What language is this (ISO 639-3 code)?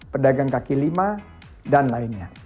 ind